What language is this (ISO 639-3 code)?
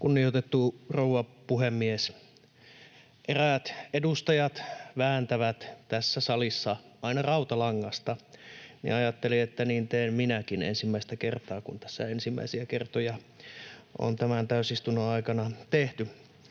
fin